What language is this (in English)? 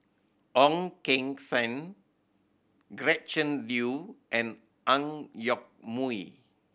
English